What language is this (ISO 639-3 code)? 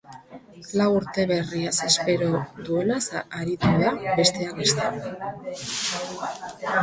eus